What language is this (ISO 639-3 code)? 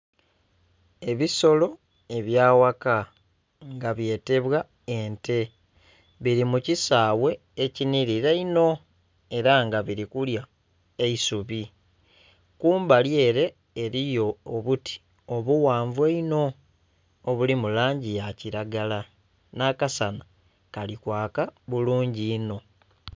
xog